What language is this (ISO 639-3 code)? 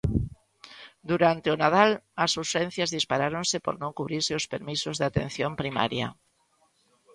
glg